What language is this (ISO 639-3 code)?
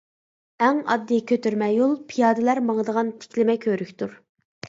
uig